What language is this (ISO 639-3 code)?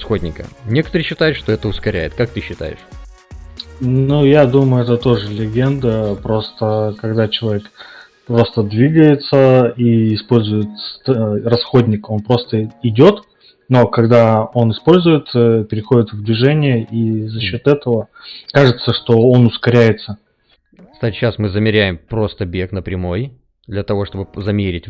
rus